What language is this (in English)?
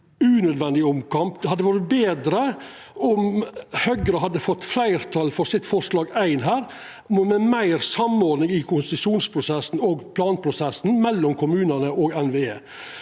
Norwegian